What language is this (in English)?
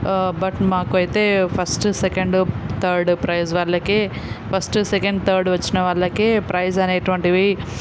Telugu